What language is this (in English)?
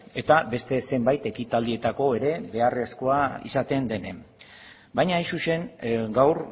Basque